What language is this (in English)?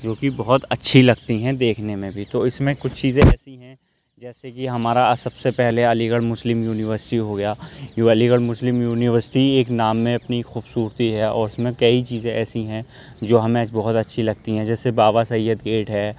Urdu